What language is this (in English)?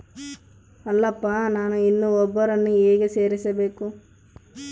Kannada